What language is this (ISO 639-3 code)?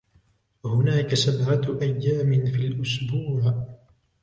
ara